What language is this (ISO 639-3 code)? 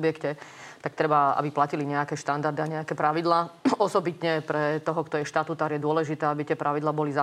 slk